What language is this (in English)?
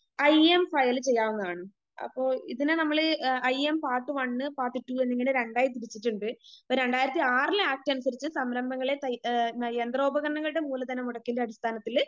Malayalam